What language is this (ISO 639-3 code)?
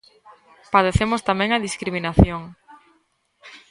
glg